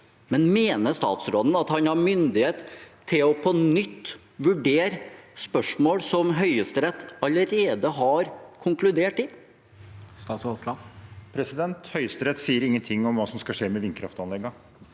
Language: Norwegian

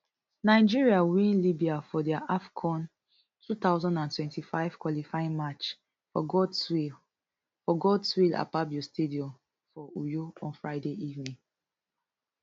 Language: Nigerian Pidgin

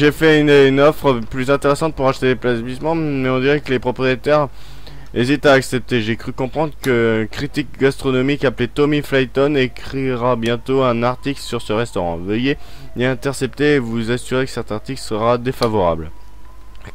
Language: French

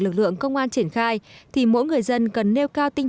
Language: Vietnamese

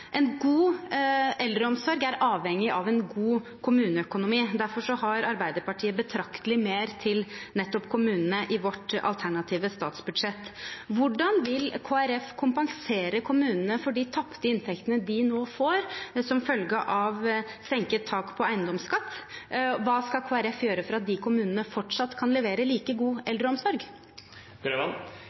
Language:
Norwegian Bokmål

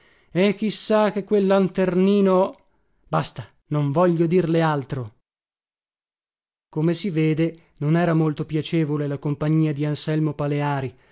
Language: Italian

